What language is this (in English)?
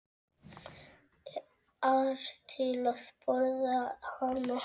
Icelandic